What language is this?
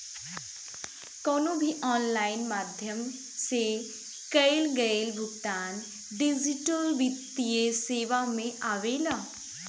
Bhojpuri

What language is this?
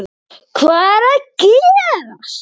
Icelandic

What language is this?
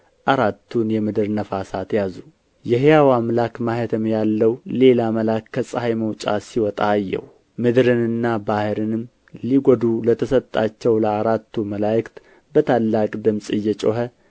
Amharic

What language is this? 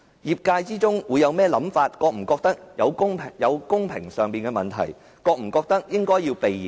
Cantonese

